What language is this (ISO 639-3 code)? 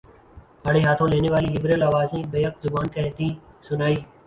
urd